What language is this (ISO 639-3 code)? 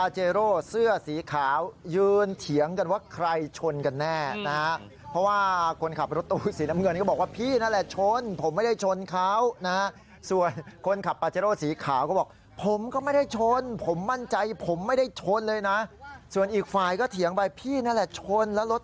tha